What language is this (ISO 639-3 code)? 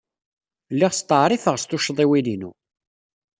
kab